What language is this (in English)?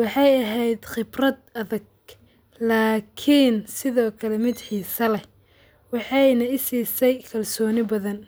Somali